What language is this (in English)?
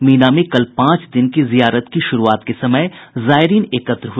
Hindi